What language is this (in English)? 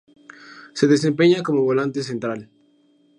Spanish